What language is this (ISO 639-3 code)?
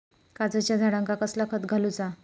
mar